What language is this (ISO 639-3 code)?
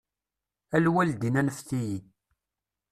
kab